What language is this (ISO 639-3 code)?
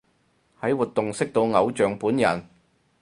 yue